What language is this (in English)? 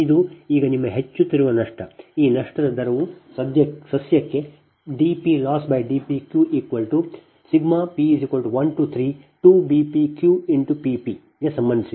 Kannada